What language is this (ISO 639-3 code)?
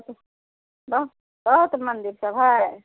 mai